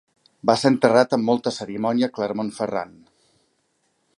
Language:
Catalan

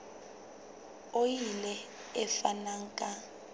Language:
Southern Sotho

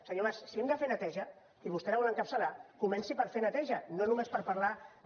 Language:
Catalan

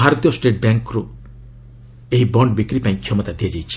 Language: Odia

